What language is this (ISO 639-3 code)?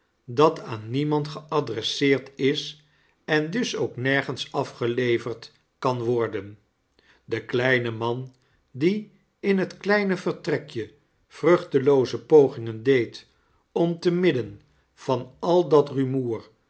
nld